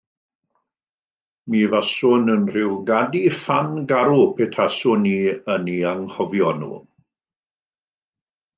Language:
Welsh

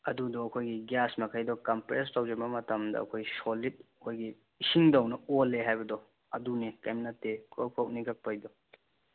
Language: Manipuri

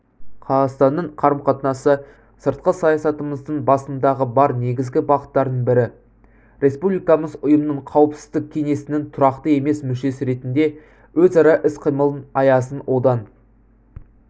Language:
Kazakh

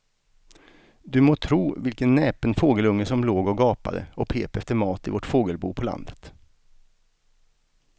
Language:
Swedish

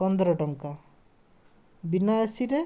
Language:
Odia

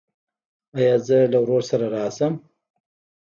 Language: Pashto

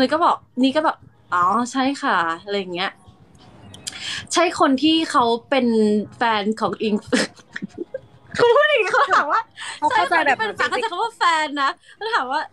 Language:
Thai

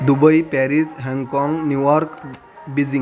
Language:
Marathi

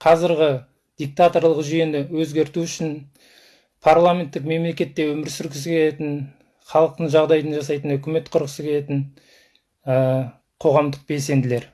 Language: Kazakh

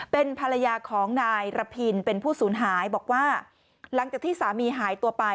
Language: Thai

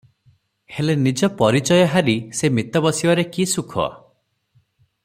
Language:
Odia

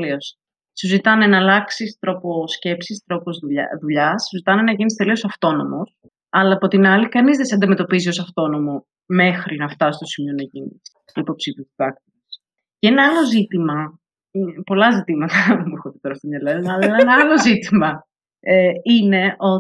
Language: Greek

